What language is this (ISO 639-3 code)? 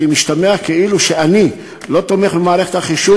heb